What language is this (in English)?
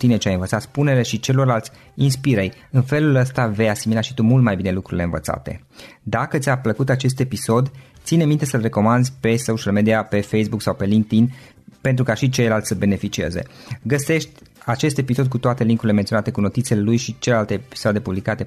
Romanian